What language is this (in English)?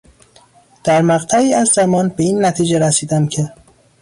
Persian